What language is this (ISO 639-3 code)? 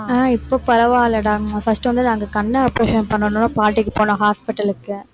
tam